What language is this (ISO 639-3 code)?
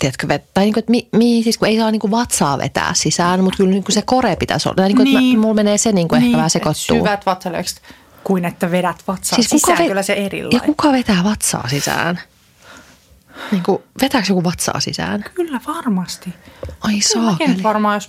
fin